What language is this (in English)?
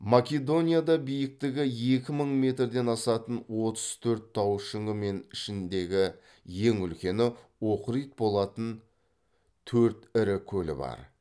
Kazakh